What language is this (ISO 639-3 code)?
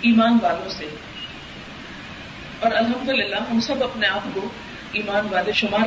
urd